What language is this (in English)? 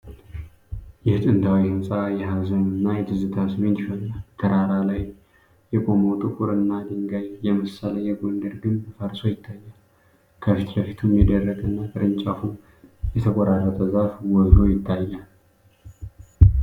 Amharic